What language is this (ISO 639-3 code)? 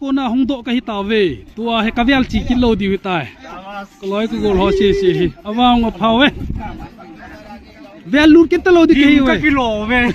pan